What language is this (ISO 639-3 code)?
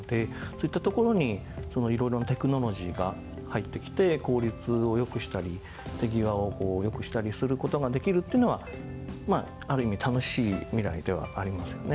jpn